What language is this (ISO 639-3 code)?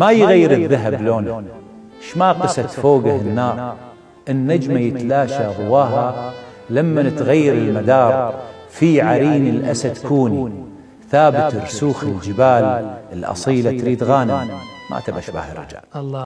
ara